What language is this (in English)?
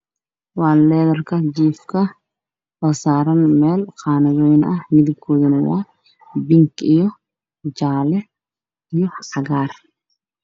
Somali